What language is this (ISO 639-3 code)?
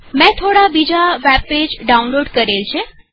guj